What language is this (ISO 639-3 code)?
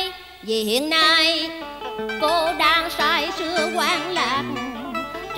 vie